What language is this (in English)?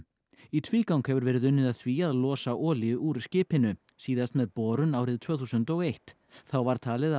Icelandic